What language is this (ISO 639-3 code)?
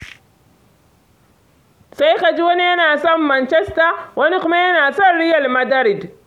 hau